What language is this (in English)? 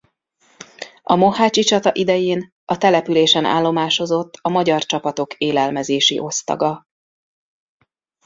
Hungarian